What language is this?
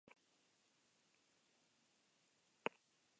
Basque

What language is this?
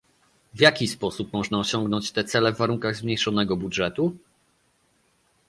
Polish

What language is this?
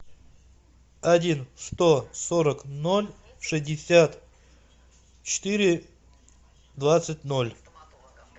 Russian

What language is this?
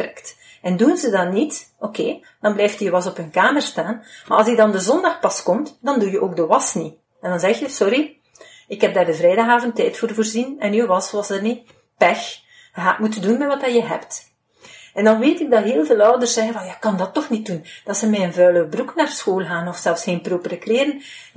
Dutch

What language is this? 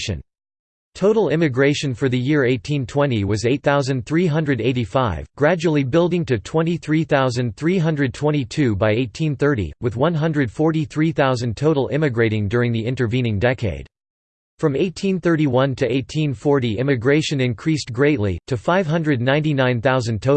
English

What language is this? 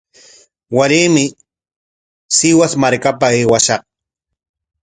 Corongo Ancash Quechua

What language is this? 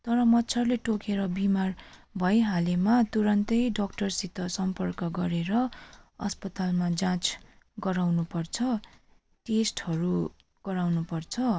Nepali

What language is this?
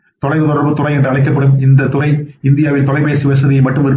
Tamil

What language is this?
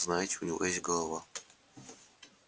Russian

